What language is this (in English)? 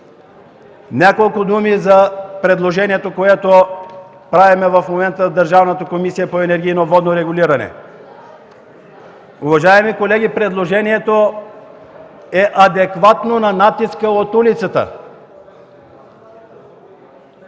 Bulgarian